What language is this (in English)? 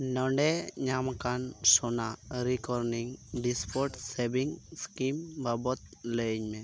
Santali